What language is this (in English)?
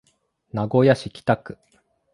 Japanese